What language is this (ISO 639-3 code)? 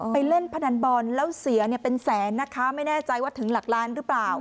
tha